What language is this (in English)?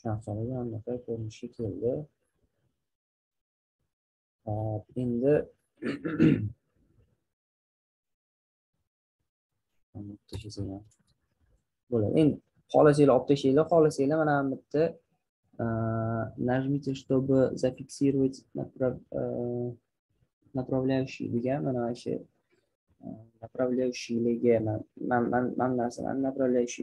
Turkish